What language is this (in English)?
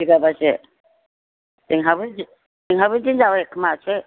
Bodo